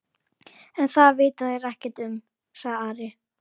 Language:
Icelandic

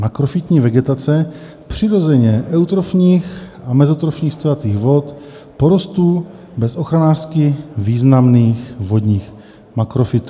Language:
Czech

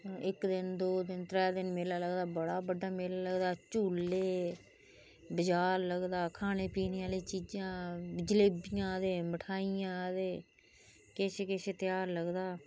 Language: Dogri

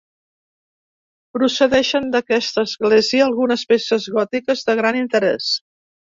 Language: Catalan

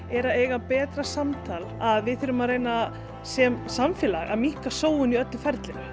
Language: Icelandic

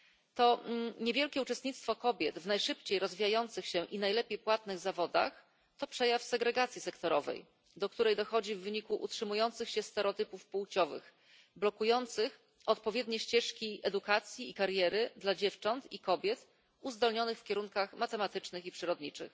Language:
Polish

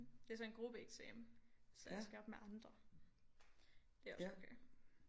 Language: Danish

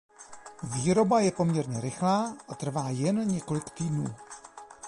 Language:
Czech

